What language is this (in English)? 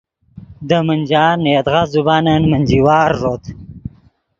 Yidgha